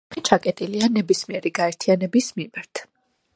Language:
Georgian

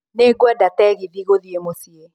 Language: Kikuyu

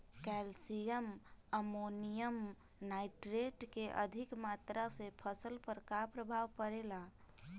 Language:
Bhojpuri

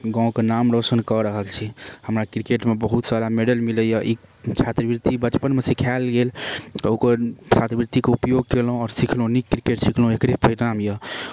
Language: Maithili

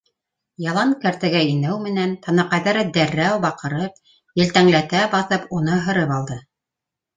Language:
Bashkir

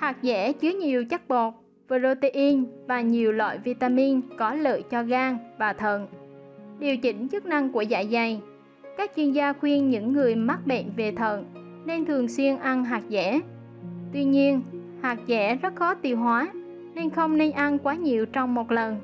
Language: Vietnamese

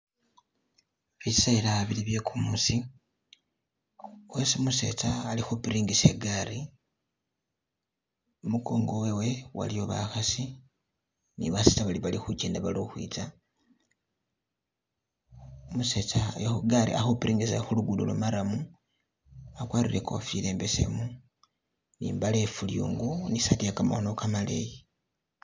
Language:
Masaaba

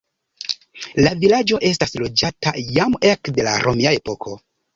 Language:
Esperanto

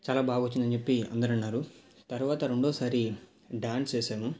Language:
Telugu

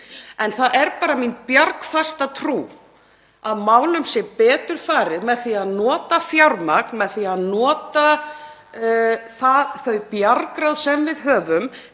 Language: Icelandic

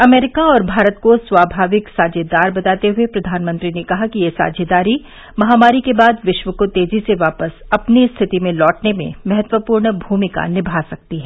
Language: Hindi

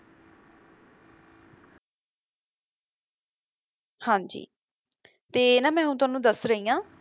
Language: Punjabi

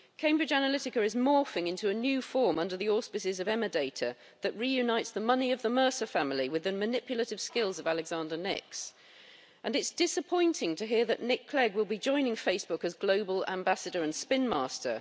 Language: English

